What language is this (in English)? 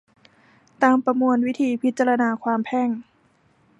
Thai